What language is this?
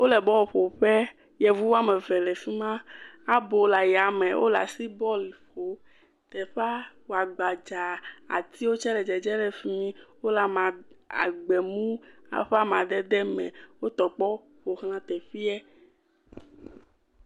Ewe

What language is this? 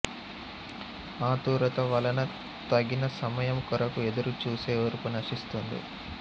Telugu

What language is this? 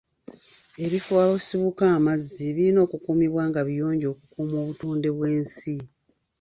Ganda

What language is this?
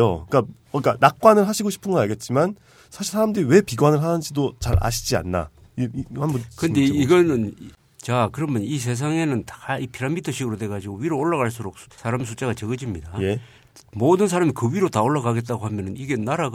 Korean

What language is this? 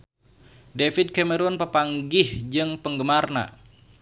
Sundanese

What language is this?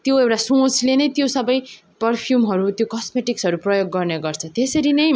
Nepali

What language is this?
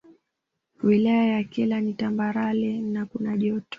Swahili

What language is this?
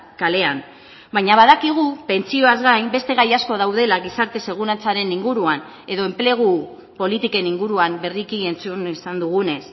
Basque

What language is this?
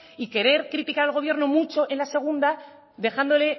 Spanish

